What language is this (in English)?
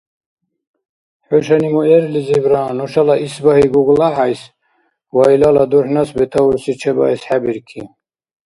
Dargwa